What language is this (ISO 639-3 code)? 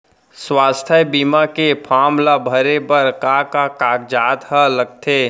hne